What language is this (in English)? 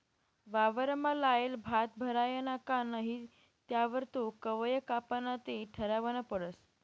Marathi